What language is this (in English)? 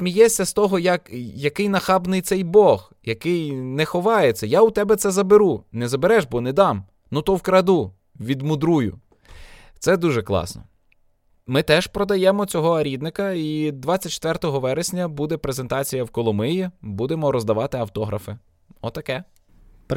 Ukrainian